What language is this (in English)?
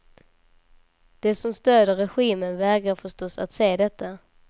Swedish